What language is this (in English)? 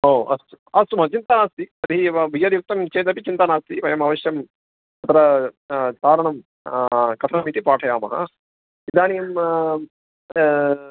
Sanskrit